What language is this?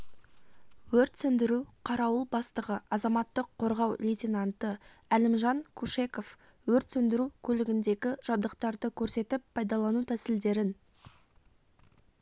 Kazakh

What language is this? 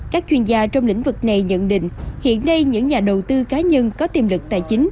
Vietnamese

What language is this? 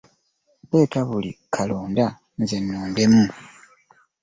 Ganda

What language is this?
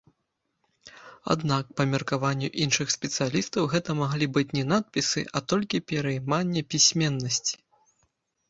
Belarusian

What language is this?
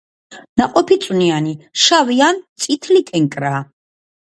Georgian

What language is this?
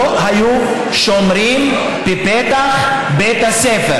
Hebrew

